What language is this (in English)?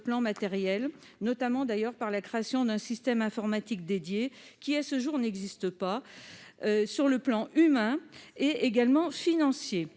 French